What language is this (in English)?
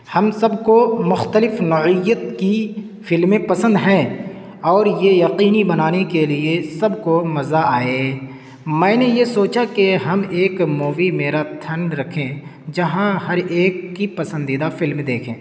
Urdu